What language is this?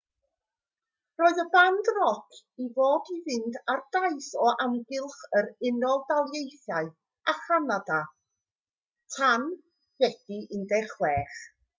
Welsh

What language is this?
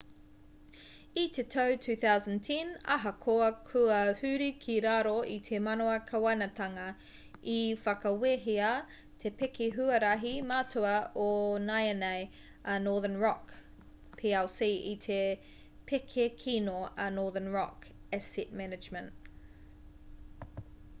Māori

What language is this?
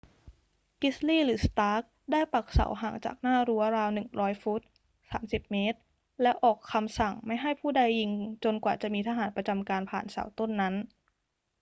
Thai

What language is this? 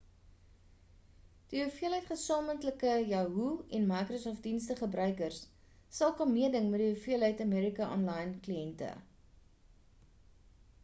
Afrikaans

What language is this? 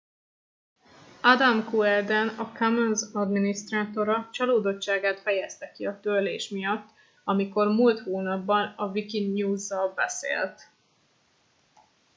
Hungarian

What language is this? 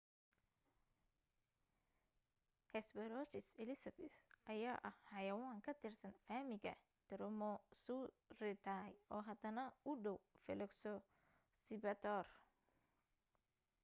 Somali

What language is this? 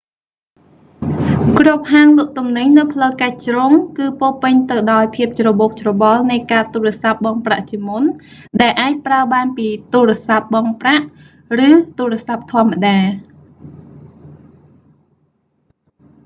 Khmer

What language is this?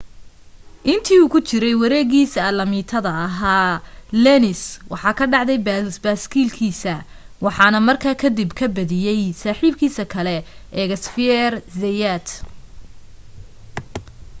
Somali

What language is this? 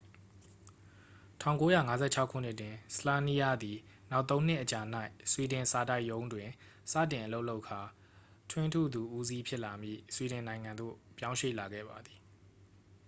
Burmese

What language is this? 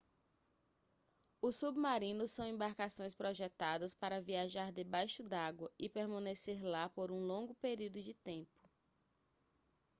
Portuguese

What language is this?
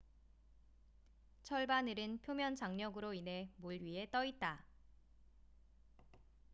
Korean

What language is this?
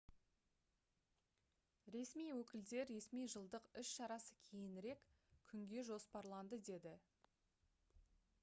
Kazakh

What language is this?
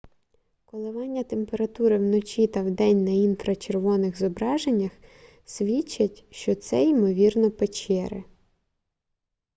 Ukrainian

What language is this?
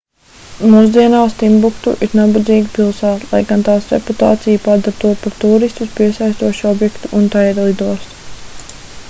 Latvian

